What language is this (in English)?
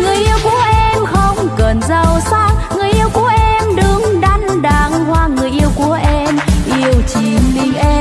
Vietnamese